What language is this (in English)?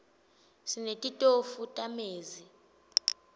Swati